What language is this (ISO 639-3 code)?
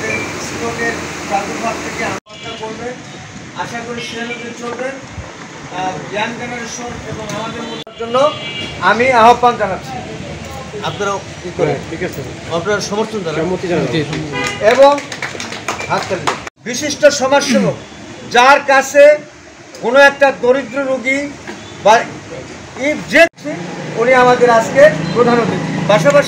ind